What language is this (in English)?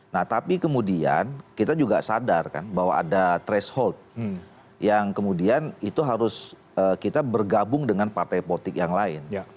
Indonesian